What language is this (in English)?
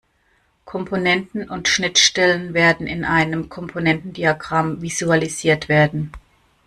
German